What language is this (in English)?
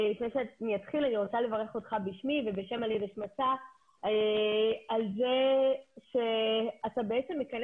Hebrew